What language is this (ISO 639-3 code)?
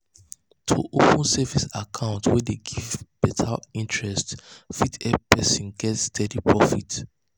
pcm